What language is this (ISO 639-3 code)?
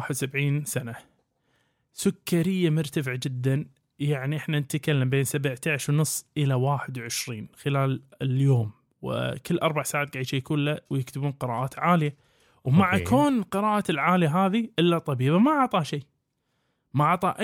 ara